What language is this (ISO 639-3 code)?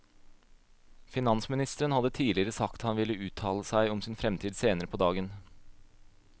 nor